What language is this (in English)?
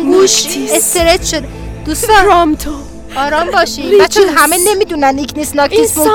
Persian